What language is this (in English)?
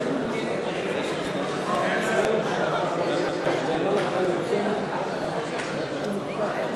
Hebrew